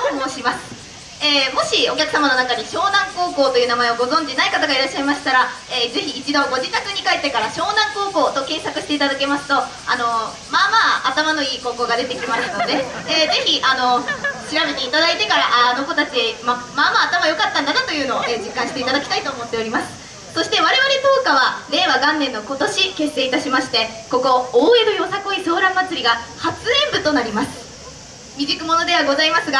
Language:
Japanese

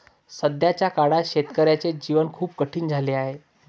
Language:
Marathi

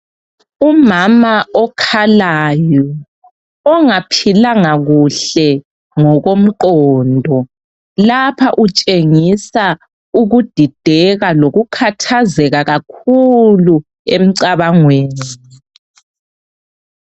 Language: North Ndebele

